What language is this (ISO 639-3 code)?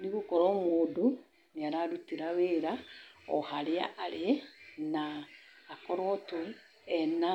kik